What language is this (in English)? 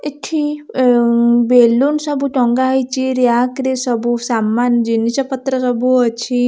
Odia